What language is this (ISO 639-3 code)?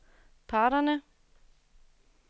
dan